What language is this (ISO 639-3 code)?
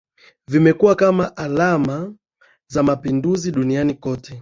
swa